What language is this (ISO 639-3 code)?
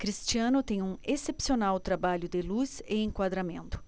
por